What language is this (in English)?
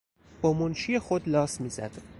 Persian